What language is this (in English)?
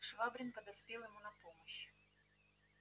Russian